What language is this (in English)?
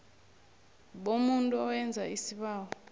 South Ndebele